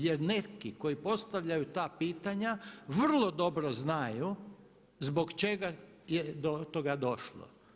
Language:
Croatian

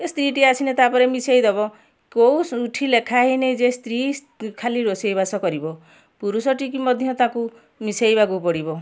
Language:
Odia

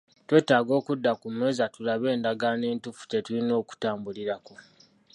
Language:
Ganda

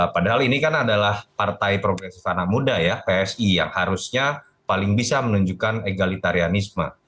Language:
Indonesian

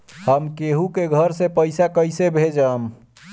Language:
Bhojpuri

